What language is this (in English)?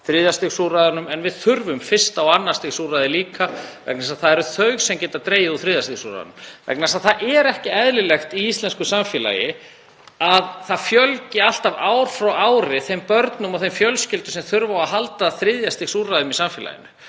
Icelandic